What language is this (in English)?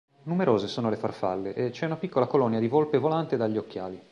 Italian